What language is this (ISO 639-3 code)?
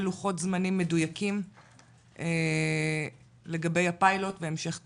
heb